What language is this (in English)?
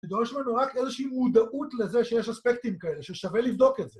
Hebrew